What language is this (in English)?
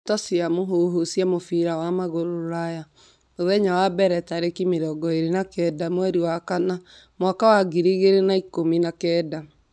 Kikuyu